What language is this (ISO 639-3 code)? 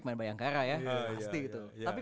ind